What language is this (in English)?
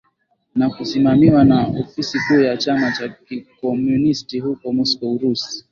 Swahili